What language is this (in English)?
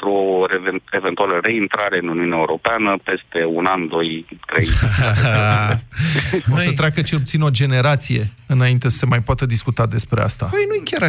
Romanian